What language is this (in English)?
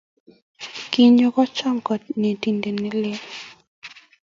Kalenjin